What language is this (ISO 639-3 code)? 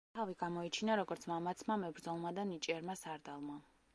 kat